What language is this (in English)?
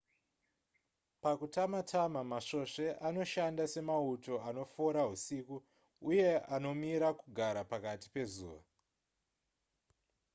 Shona